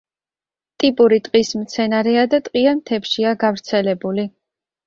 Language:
Georgian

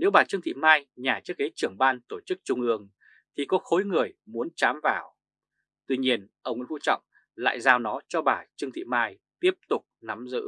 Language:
Vietnamese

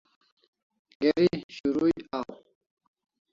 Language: Kalasha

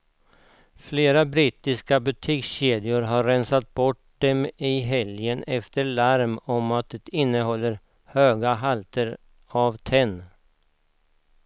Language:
Swedish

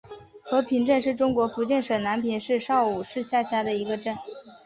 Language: Chinese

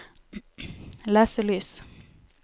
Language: Norwegian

